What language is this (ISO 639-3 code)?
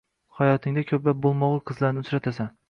uzb